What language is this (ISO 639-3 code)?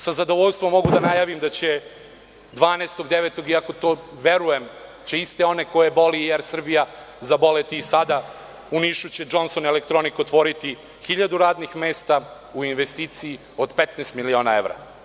srp